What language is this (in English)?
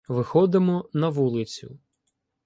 Ukrainian